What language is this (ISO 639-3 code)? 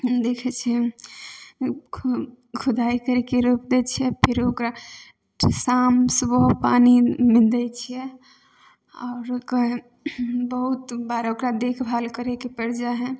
mai